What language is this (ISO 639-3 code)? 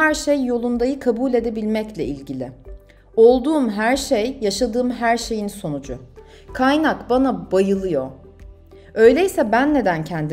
tur